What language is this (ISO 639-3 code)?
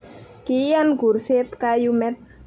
kln